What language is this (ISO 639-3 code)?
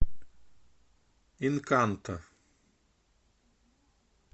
rus